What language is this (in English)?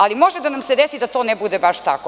Serbian